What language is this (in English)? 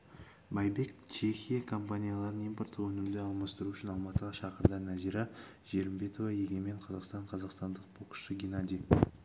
Kazakh